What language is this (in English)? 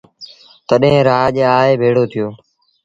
Sindhi Bhil